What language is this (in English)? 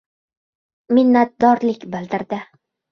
Uzbek